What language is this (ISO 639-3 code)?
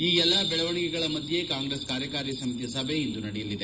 kan